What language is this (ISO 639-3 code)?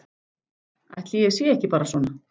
isl